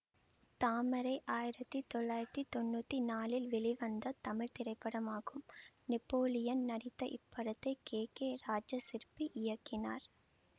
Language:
Tamil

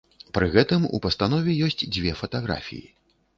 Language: Belarusian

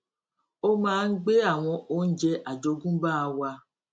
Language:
Yoruba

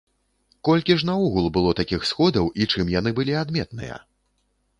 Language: Belarusian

